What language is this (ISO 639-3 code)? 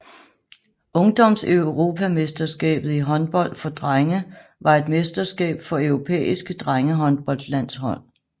dan